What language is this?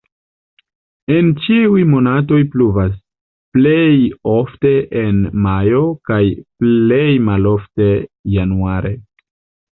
Esperanto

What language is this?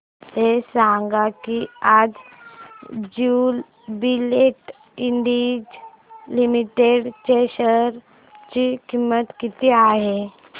Marathi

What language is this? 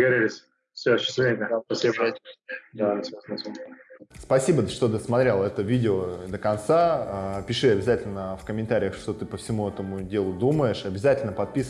Russian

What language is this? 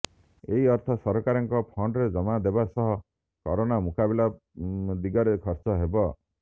Odia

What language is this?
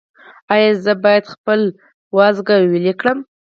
Pashto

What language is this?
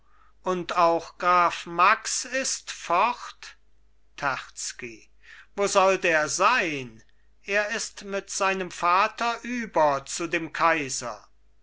German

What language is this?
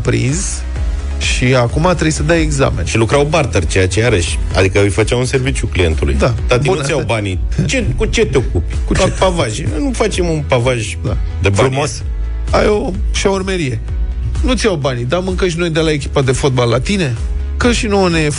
Romanian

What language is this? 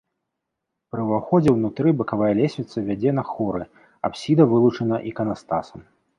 Belarusian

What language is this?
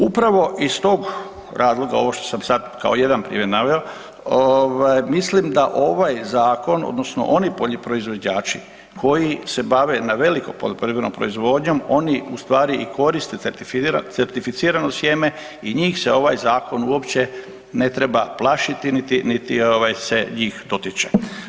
Croatian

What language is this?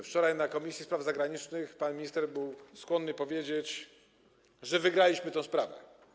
Polish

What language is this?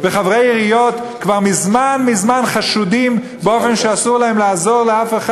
Hebrew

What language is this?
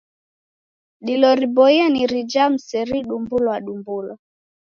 Taita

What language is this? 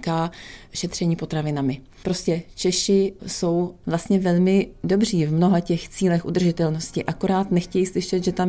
Czech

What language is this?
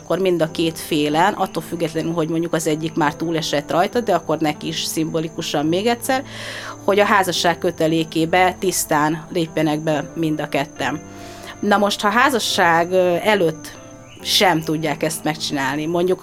Hungarian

